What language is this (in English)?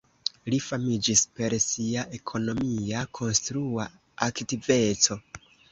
Esperanto